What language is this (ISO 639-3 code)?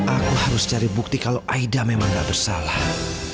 ind